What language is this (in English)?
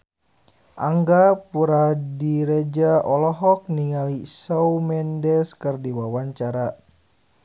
Sundanese